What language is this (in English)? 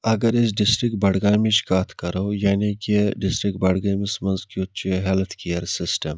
Kashmiri